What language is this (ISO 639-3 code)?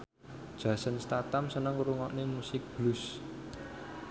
jav